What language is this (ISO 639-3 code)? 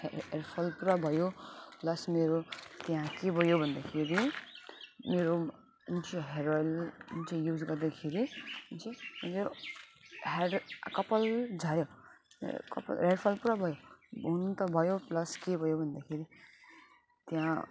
nep